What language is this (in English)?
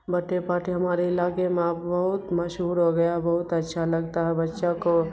Urdu